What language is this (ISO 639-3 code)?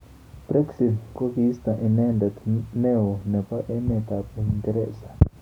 kln